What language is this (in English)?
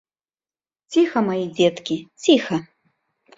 Belarusian